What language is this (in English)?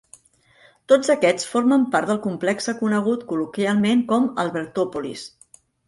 Catalan